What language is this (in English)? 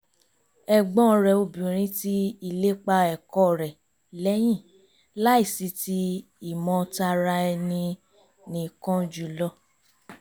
Yoruba